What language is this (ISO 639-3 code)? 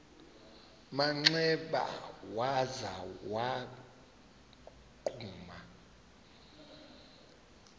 xho